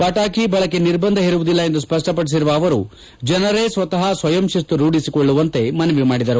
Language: Kannada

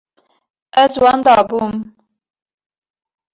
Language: Kurdish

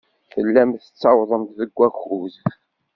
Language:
Kabyle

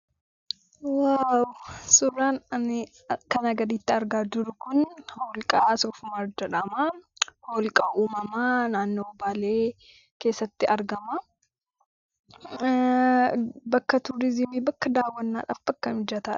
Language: Oromo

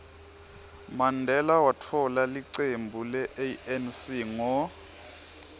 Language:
Swati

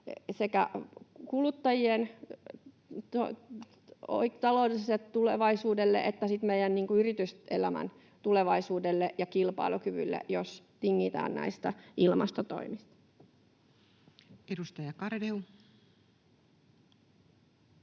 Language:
Finnish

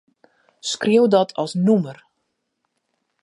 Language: Western Frisian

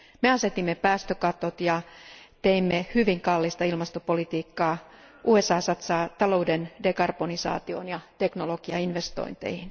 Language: Finnish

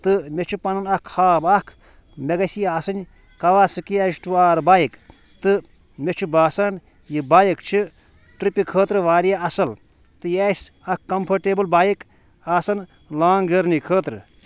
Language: Kashmiri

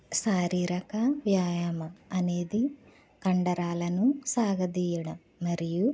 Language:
Telugu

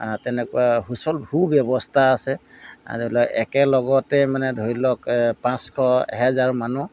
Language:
Assamese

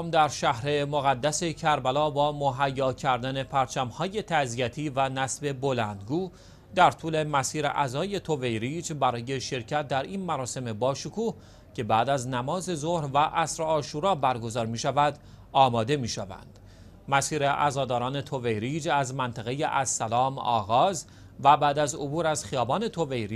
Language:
Persian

